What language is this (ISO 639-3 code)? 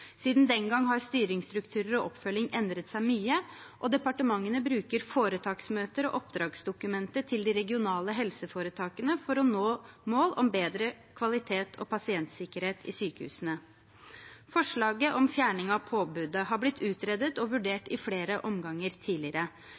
nob